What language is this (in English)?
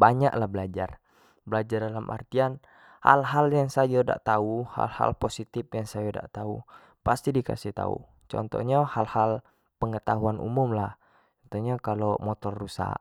Jambi Malay